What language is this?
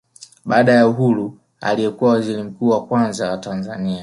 Swahili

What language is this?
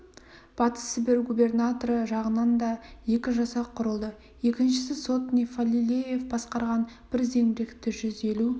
Kazakh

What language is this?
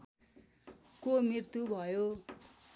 Nepali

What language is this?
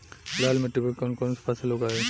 Bhojpuri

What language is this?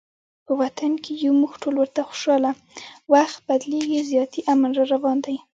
Pashto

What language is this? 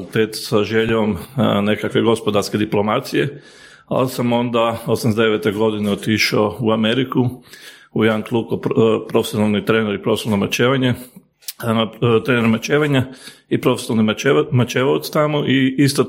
Croatian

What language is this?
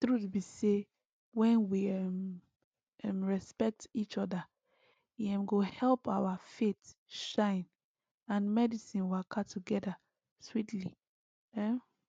Nigerian Pidgin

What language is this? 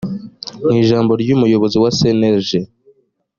Kinyarwanda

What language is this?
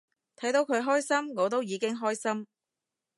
Cantonese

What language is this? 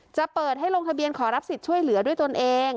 Thai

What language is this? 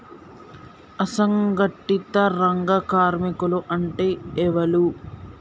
Telugu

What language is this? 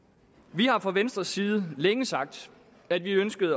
Danish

